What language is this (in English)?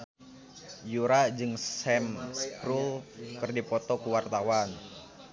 Sundanese